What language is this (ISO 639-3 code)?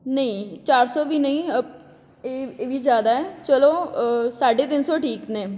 pan